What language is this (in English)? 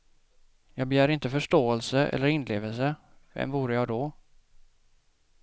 Swedish